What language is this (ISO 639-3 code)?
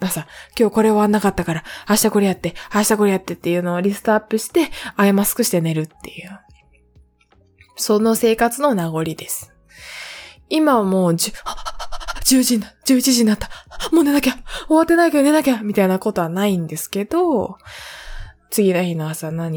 jpn